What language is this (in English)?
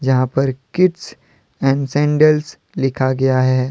Hindi